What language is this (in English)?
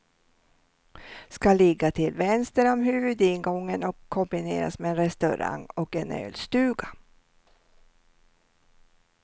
Swedish